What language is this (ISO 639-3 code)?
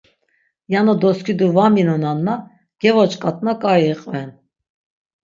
lzz